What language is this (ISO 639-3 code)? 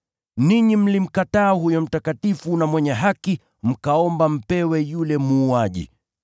swa